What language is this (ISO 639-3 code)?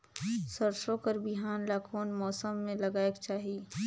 hne